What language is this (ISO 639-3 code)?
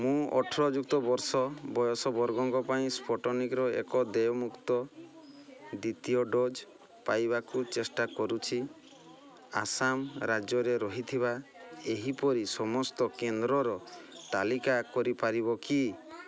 ori